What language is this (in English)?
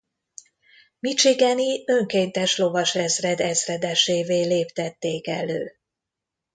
Hungarian